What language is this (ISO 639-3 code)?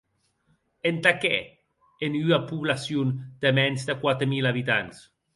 oci